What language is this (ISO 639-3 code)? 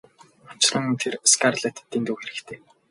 mon